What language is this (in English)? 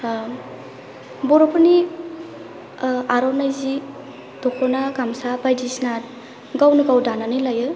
Bodo